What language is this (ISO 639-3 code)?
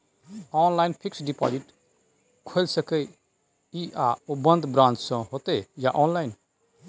mai